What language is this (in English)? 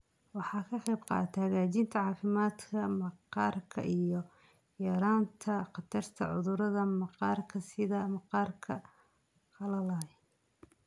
Somali